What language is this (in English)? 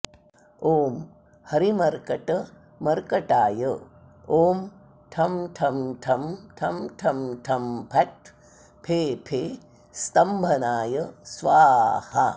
Sanskrit